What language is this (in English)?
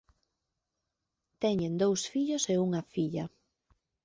Galician